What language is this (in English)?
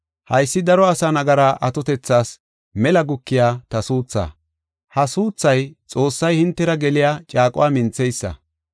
Gofa